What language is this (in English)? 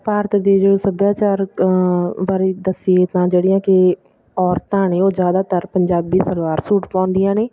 Punjabi